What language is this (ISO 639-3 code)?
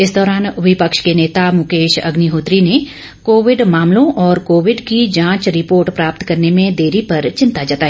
hin